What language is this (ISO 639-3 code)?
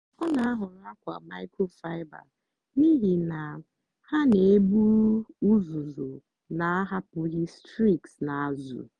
ibo